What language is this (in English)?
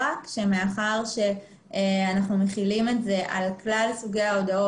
Hebrew